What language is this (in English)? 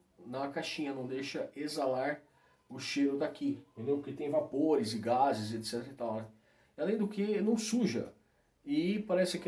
Portuguese